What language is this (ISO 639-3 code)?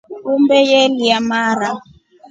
rof